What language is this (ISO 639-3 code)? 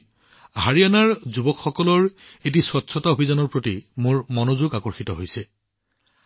asm